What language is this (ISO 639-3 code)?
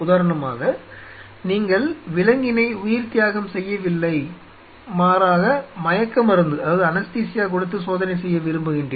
tam